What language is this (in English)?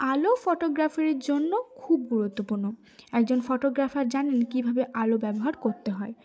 Bangla